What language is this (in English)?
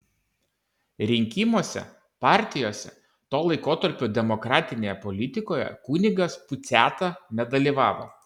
Lithuanian